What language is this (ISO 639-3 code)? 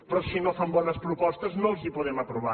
cat